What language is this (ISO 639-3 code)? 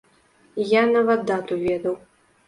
bel